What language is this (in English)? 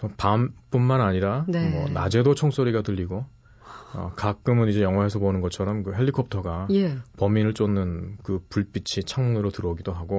Korean